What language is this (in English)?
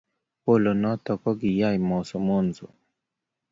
Kalenjin